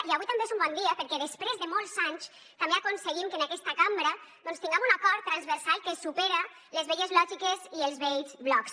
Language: Catalan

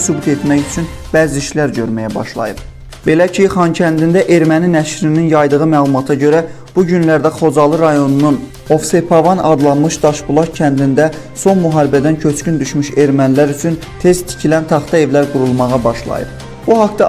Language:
Turkish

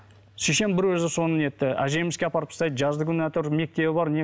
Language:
Kazakh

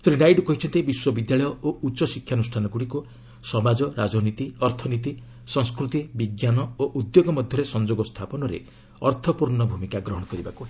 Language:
Odia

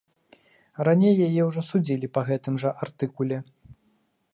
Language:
Belarusian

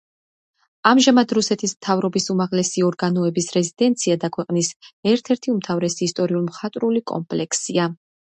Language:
Georgian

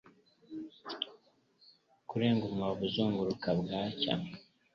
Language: Kinyarwanda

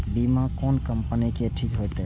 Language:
Maithili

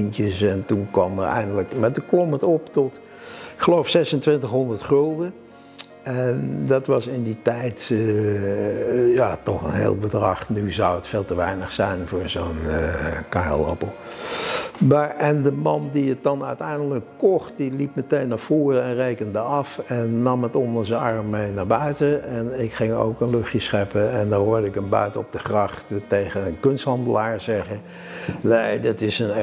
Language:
Dutch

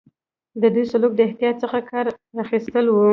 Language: Pashto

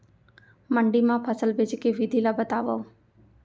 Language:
Chhattisgarhi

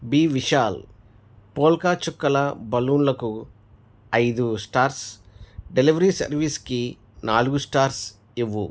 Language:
Telugu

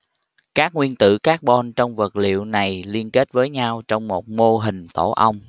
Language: Vietnamese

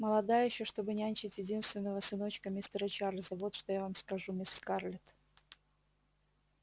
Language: Russian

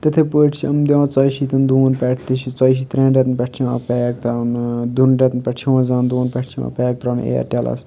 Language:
Kashmiri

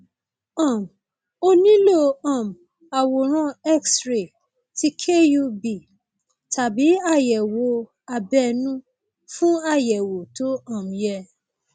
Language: Yoruba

